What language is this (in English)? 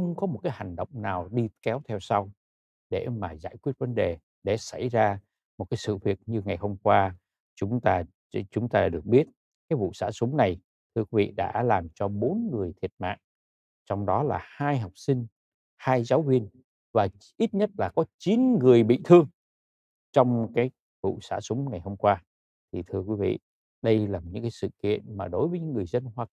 Vietnamese